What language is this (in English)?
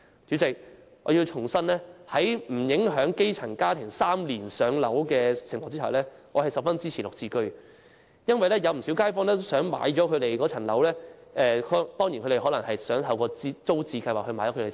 Cantonese